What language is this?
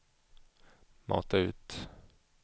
Swedish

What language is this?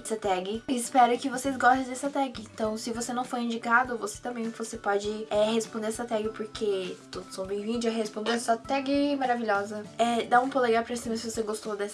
Portuguese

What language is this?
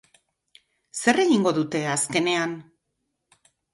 Basque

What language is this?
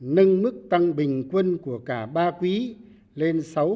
Vietnamese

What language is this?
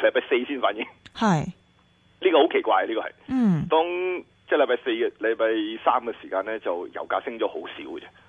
Chinese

